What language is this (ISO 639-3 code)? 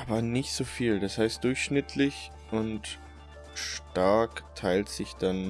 deu